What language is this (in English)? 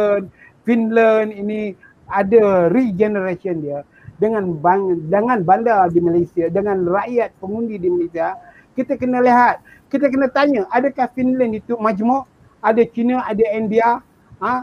Malay